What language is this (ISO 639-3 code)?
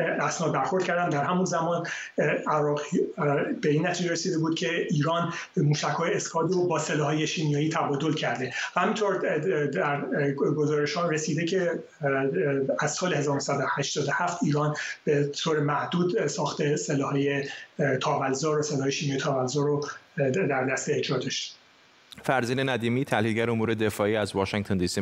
fas